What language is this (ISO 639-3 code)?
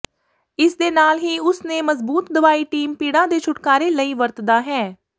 pan